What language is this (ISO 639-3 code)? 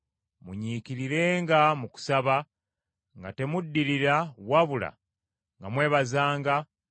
lug